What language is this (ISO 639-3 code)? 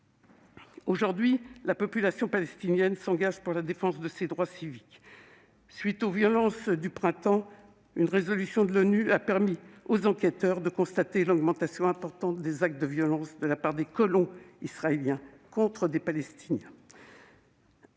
fra